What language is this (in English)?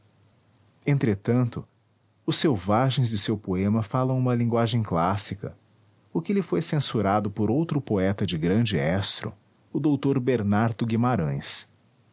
Portuguese